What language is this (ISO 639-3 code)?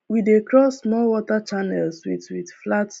pcm